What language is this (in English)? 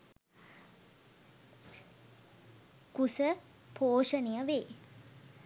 Sinhala